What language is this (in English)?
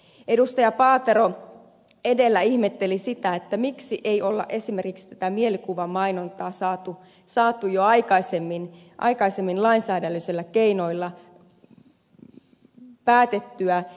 Finnish